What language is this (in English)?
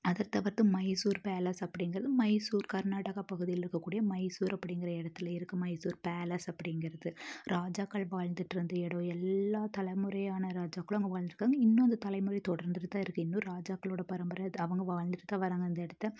Tamil